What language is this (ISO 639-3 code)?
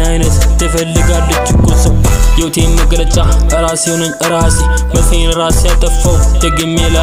ara